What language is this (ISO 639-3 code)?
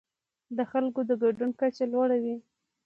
pus